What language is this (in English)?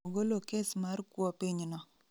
Luo (Kenya and Tanzania)